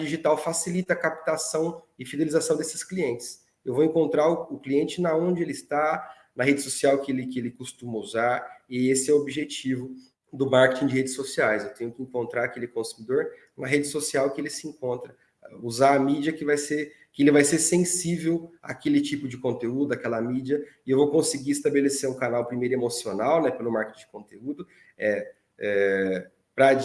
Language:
Portuguese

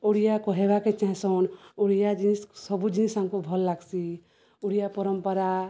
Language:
Odia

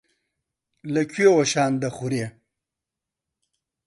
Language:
Central Kurdish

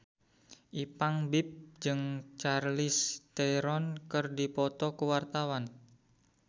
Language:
Sundanese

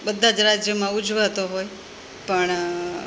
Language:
Gujarati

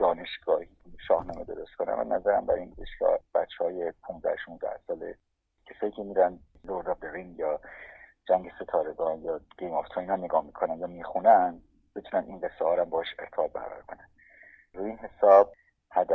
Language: Persian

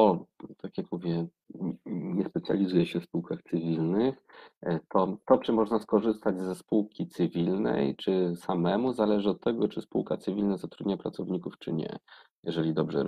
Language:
Polish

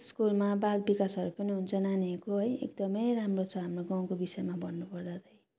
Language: Nepali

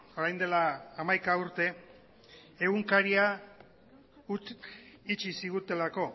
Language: Basque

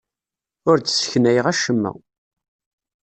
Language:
Kabyle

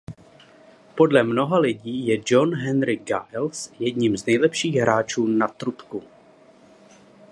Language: Czech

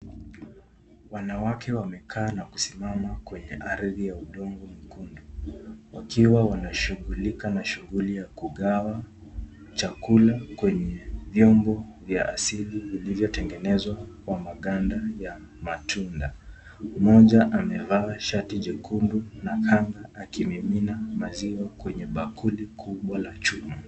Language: Swahili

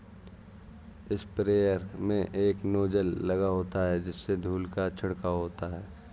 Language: Hindi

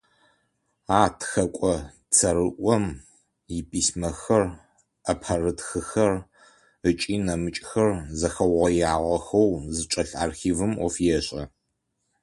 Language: Adyghe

